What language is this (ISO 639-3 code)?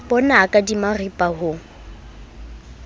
sot